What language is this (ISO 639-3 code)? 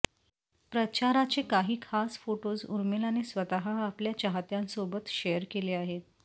mar